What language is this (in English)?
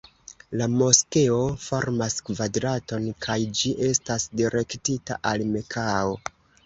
Esperanto